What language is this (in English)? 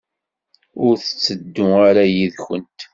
Kabyle